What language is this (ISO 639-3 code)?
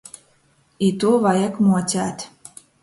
ltg